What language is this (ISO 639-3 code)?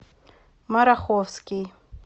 rus